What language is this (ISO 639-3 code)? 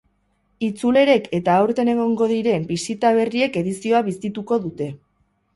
eus